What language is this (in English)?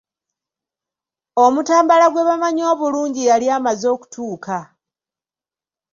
Ganda